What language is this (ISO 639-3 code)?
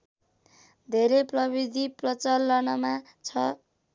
nep